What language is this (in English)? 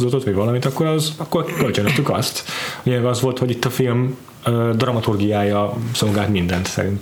Hungarian